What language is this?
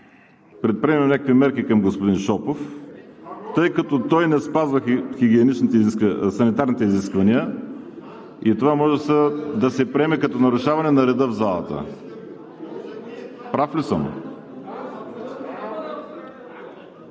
Bulgarian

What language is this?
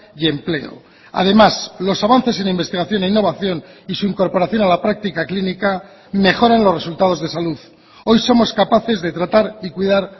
Spanish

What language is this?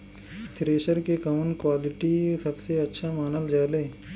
Bhojpuri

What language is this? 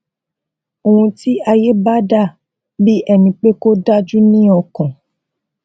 Yoruba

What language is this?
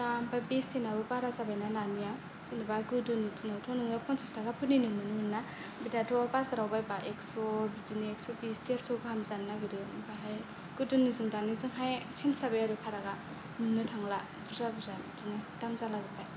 Bodo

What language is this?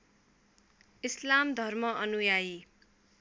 Nepali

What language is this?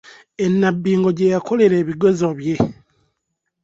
Ganda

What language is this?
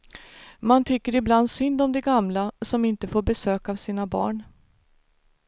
Swedish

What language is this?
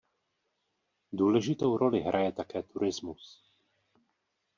Czech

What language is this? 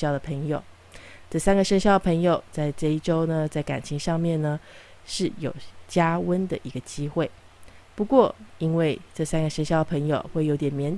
Chinese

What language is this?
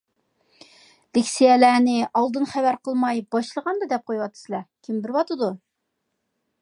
Uyghur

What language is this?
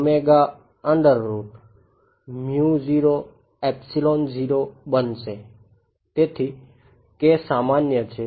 Gujarati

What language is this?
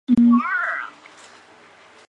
Chinese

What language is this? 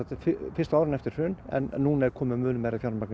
Icelandic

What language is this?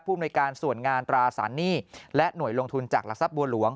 Thai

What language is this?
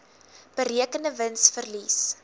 Afrikaans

